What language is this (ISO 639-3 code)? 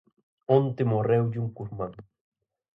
glg